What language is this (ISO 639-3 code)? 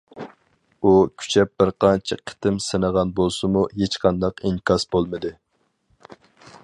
uig